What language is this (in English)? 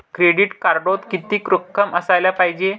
Marathi